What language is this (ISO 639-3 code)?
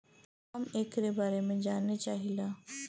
bho